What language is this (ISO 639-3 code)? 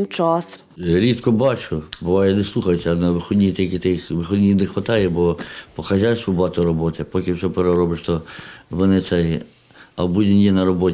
ukr